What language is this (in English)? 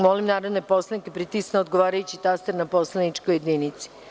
Serbian